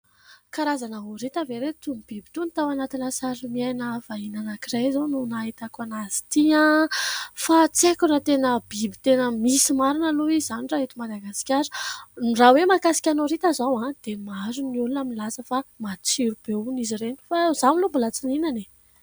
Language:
Malagasy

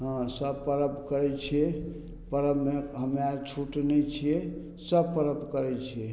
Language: Maithili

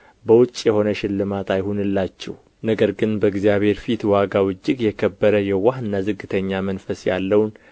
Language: Amharic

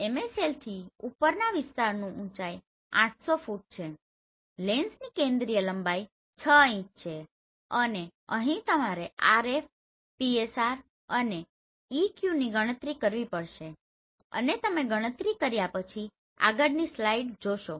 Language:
Gujarati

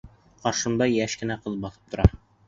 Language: Bashkir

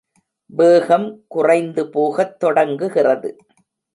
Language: Tamil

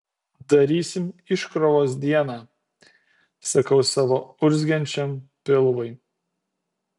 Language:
Lithuanian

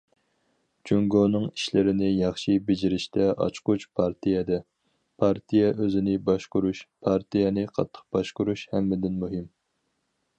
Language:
Uyghur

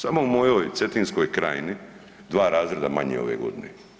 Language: Croatian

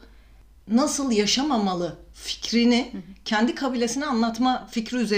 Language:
Turkish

